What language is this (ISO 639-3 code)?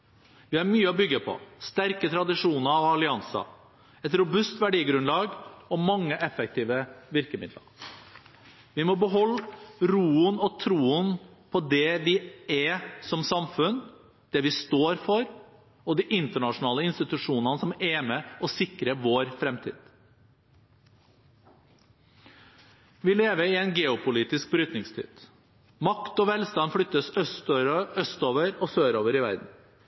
nob